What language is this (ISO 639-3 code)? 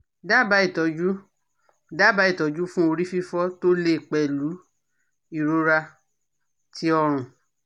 yor